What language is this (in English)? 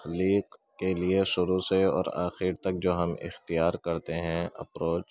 Urdu